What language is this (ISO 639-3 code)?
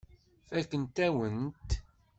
kab